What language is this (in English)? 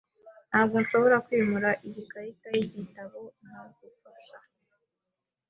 Kinyarwanda